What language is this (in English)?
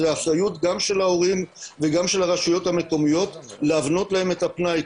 Hebrew